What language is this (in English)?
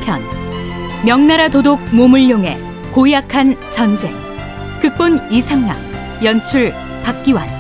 Korean